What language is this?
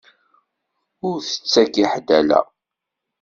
Kabyle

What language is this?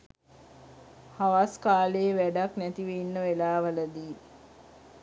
Sinhala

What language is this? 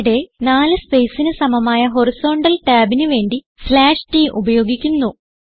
Malayalam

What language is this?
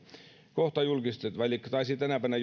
Finnish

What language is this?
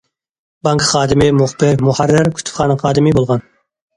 Uyghur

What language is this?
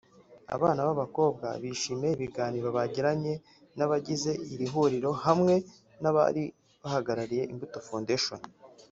Kinyarwanda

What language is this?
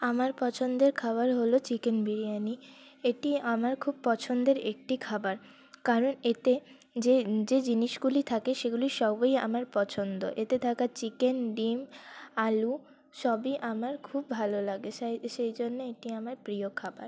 Bangla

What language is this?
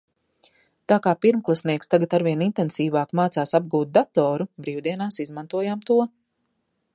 Latvian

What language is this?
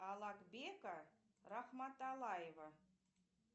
Russian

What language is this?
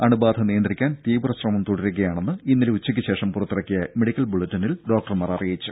Malayalam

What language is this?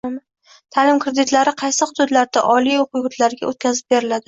Uzbek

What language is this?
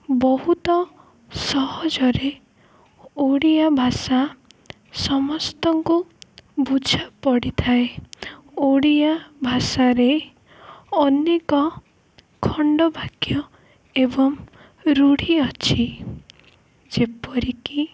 Odia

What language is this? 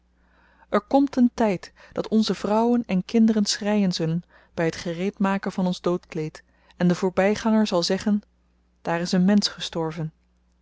Dutch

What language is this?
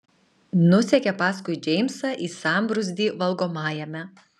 Lithuanian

